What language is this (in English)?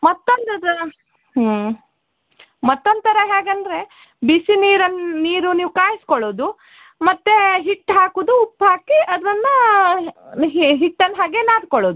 Kannada